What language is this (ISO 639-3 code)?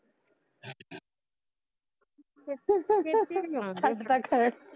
pan